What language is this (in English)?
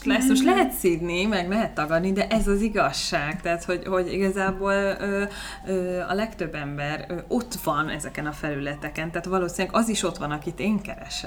Hungarian